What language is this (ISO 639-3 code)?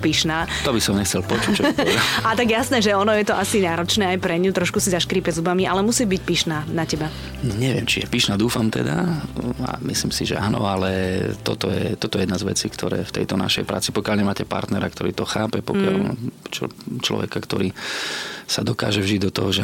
slk